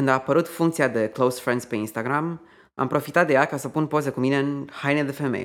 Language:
Romanian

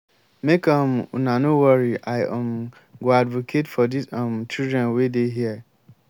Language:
Nigerian Pidgin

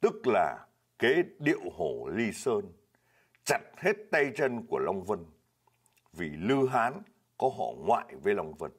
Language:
Vietnamese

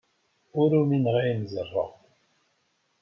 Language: Kabyle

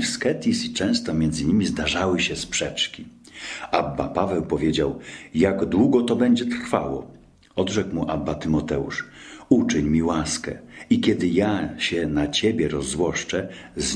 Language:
Polish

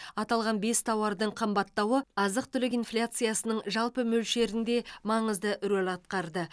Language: Kazakh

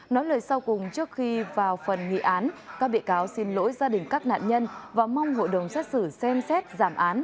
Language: Vietnamese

